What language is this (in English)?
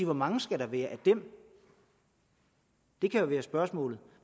Danish